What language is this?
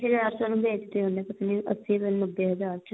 Punjabi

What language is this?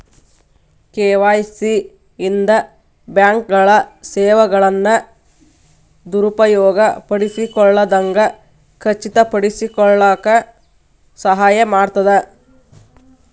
Kannada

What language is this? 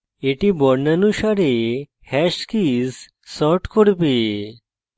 Bangla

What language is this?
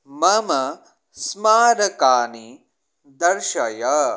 Sanskrit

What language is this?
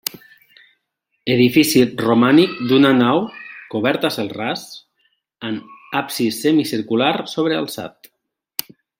Catalan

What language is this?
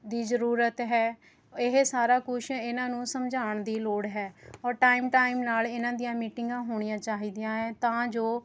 Punjabi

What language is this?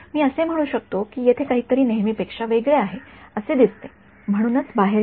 Marathi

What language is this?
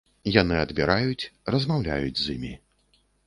Belarusian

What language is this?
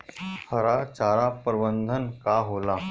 Bhojpuri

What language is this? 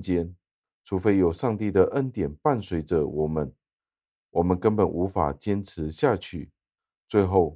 Chinese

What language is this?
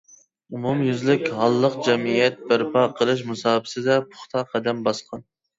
Uyghur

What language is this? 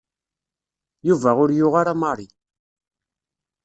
Kabyle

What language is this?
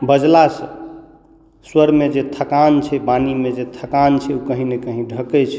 Maithili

